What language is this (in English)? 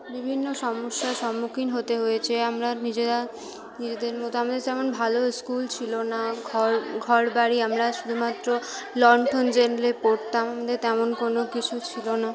Bangla